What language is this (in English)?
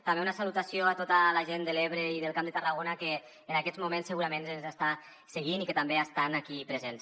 Catalan